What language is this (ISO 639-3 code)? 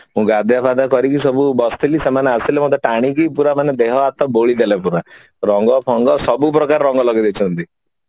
ori